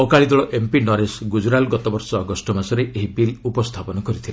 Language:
Odia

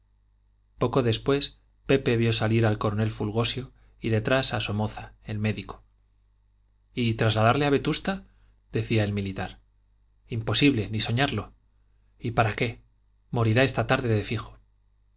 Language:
Spanish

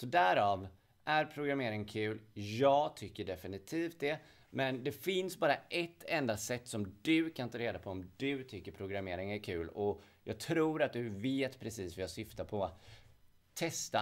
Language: Swedish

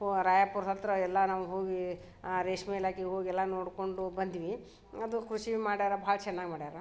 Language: Kannada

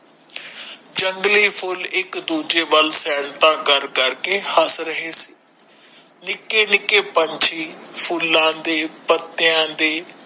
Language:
Punjabi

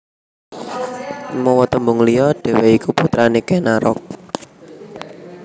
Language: Javanese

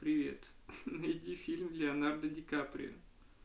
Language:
Russian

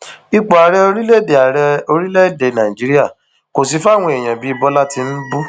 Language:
Yoruba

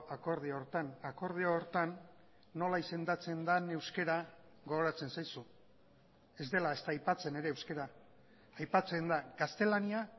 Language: Basque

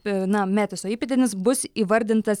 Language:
Lithuanian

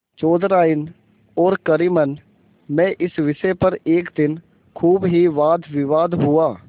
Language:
Hindi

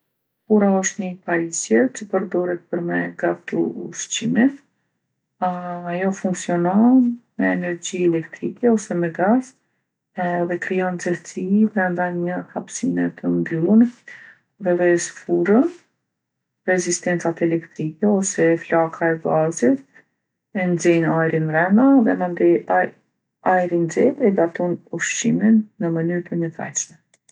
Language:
Gheg Albanian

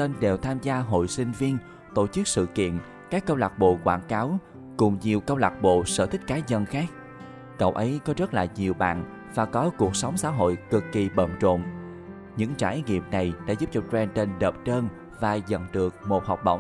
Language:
Vietnamese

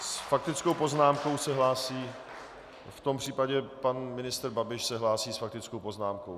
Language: Czech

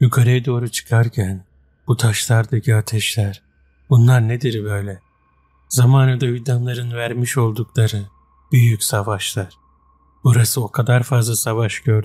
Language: Turkish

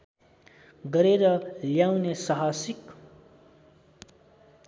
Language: Nepali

